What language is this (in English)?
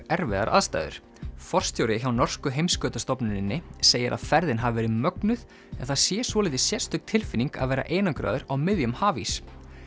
Icelandic